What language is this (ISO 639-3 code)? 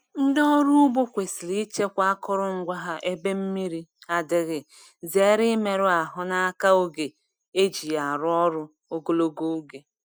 ibo